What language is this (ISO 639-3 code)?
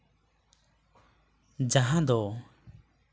sat